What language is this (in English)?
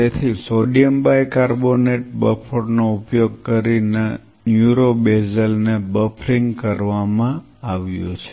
Gujarati